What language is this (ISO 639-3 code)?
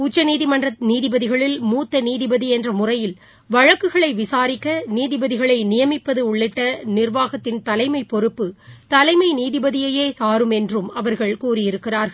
tam